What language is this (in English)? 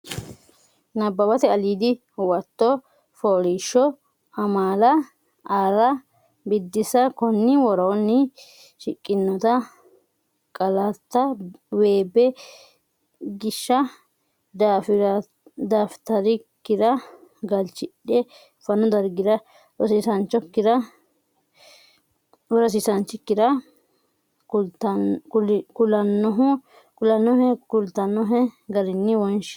Sidamo